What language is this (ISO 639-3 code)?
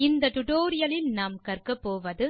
tam